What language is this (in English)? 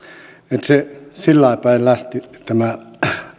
Finnish